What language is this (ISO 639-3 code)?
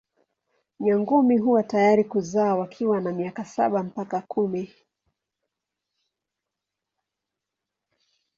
swa